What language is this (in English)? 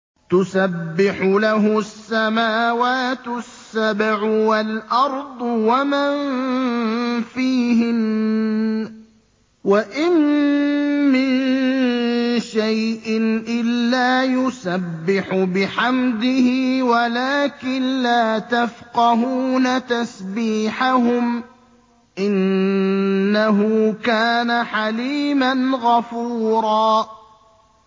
Arabic